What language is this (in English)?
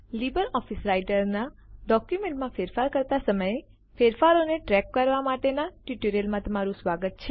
Gujarati